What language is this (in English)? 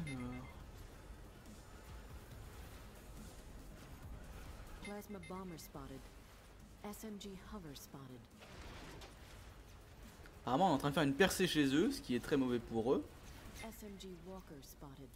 French